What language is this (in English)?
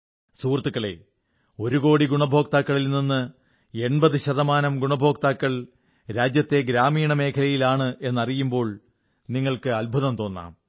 Malayalam